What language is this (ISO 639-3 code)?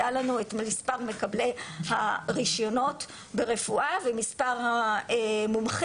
heb